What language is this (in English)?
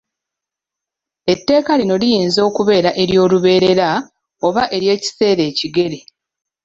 Ganda